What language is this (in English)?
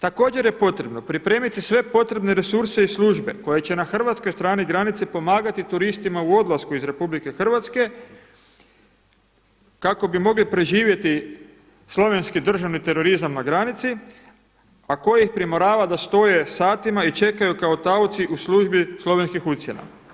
Croatian